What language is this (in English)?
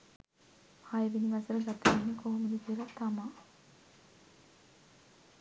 Sinhala